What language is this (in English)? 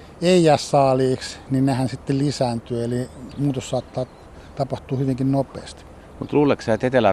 Finnish